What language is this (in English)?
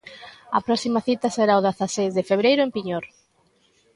Galician